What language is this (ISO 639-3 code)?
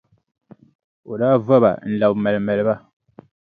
dag